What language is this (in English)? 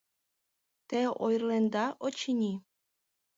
Mari